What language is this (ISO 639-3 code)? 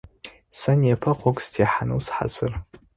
ady